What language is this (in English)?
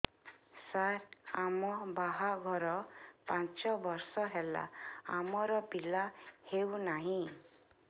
Odia